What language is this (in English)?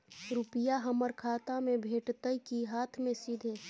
Maithili